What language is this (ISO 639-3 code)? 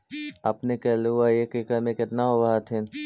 mag